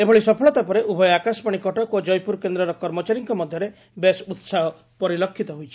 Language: Odia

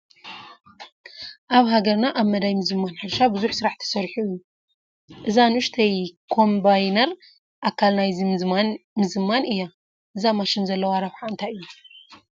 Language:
Tigrinya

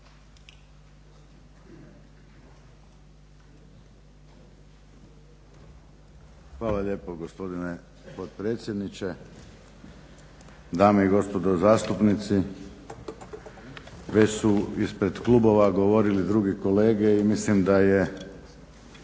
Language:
Croatian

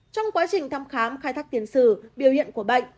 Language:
Vietnamese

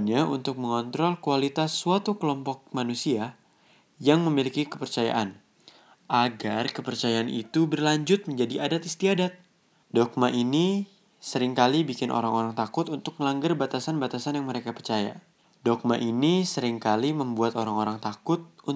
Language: Indonesian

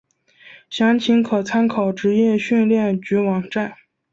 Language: Chinese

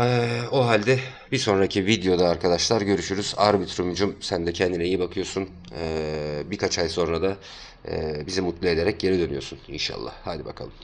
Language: Turkish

